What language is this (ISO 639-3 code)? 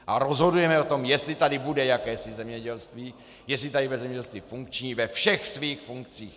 ces